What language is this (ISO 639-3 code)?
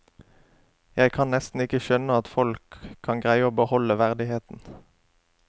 nor